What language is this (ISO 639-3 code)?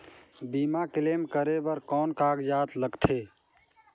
hne